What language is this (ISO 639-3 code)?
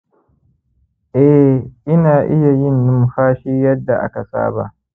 hau